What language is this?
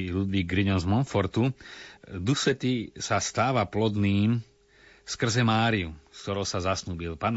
Slovak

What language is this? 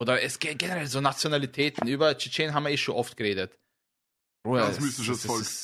German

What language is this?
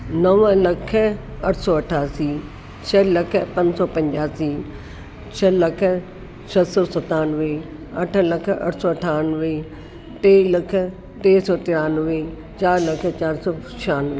Sindhi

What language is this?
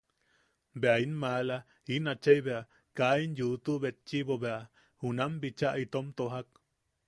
Yaqui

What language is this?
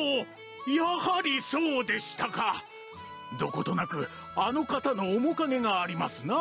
Japanese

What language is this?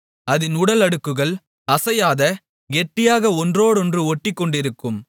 Tamil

